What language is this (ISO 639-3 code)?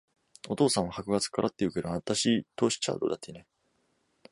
jpn